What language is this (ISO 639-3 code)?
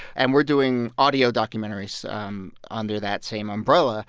eng